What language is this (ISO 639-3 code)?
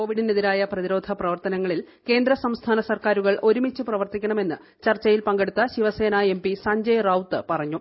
mal